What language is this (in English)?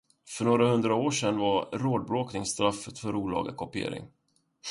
Swedish